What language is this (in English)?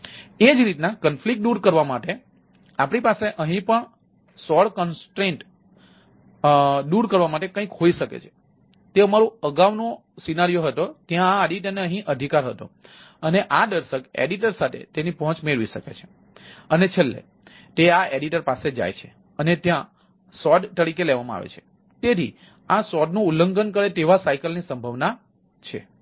Gujarati